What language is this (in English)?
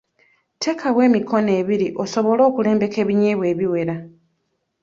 Ganda